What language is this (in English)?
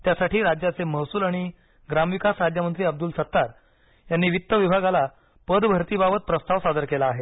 Marathi